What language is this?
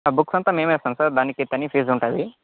Telugu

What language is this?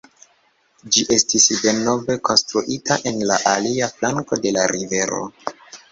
Esperanto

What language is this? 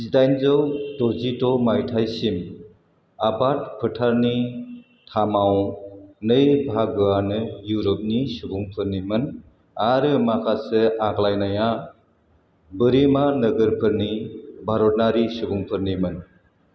Bodo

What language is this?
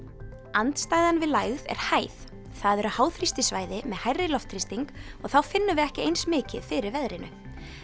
Icelandic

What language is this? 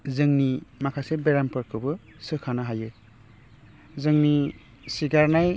Bodo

